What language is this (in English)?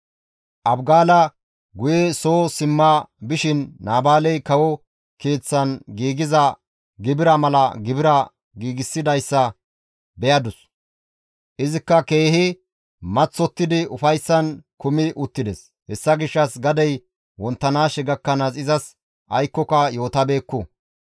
Gamo